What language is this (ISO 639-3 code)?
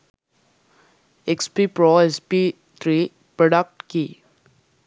sin